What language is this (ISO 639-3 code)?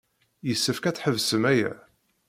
kab